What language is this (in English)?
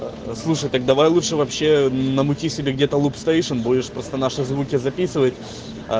Russian